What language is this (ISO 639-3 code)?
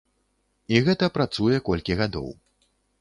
bel